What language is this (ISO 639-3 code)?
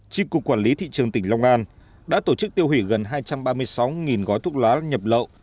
vie